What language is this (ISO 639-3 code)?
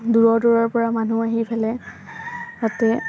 asm